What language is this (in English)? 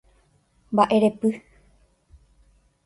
Guarani